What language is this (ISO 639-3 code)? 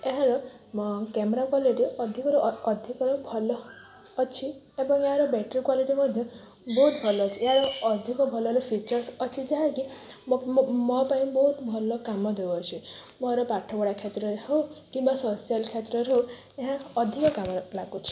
ori